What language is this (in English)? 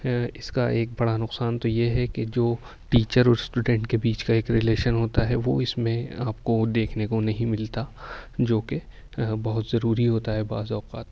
Urdu